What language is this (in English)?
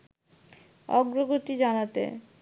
Bangla